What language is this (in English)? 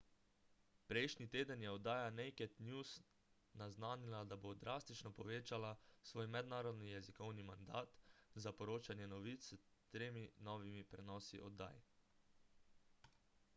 Slovenian